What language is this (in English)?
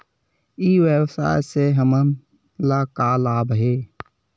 Chhattisgarhi